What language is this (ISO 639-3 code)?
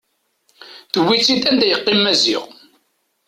kab